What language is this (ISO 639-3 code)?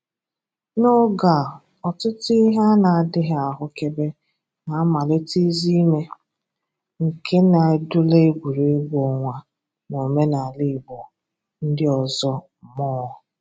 ibo